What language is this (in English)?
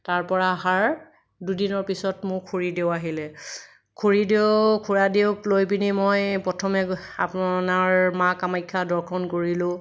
Assamese